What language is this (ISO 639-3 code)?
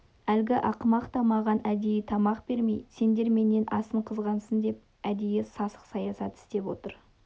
kaz